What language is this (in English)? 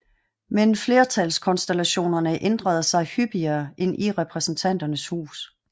Danish